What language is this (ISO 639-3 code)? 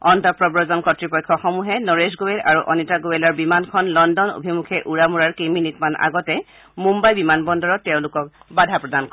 asm